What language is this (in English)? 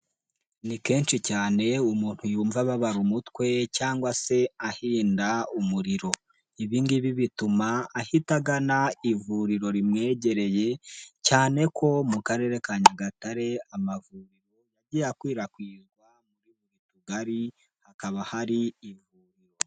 Kinyarwanda